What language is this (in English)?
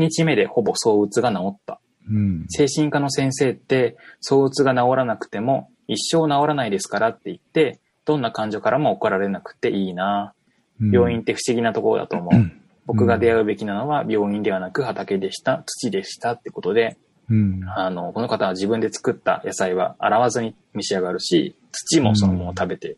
Japanese